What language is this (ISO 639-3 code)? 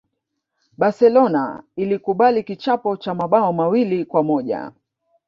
swa